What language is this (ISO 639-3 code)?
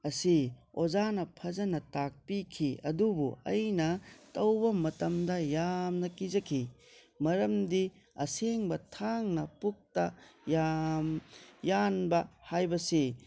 mni